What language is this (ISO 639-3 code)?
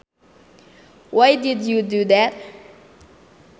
sun